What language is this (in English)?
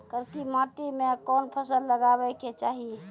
Maithili